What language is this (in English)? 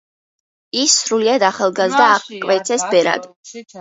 Georgian